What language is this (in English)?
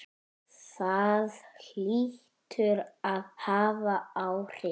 Icelandic